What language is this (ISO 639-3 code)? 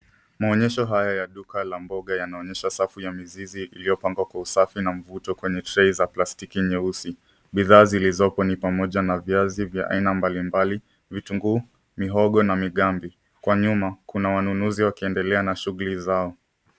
swa